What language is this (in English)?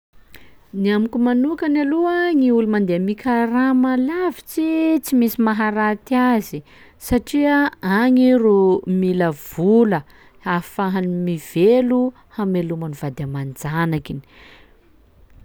Sakalava Malagasy